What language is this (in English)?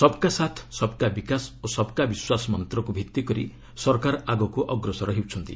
Odia